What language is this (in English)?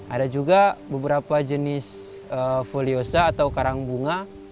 Indonesian